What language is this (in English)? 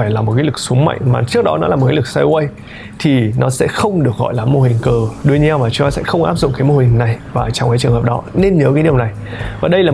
Vietnamese